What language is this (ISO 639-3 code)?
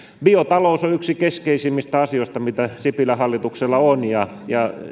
fin